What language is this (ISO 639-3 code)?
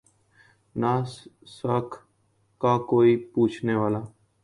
urd